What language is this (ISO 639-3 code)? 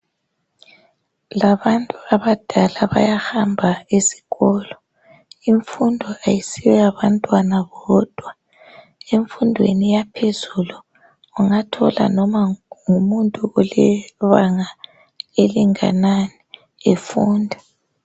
nde